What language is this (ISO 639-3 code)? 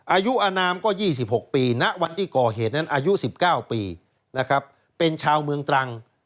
tha